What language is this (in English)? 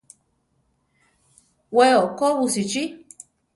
Central Tarahumara